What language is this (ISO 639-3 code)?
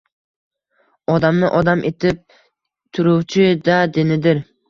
uzb